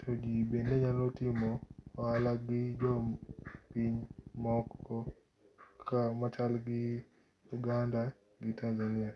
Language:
Luo (Kenya and Tanzania)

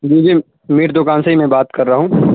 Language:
Urdu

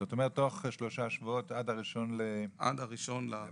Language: Hebrew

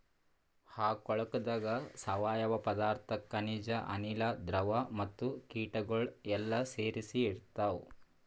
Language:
Kannada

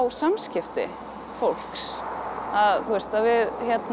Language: Icelandic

